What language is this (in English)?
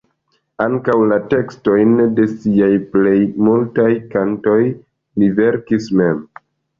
Esperanto